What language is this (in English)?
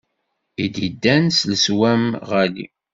Kabyle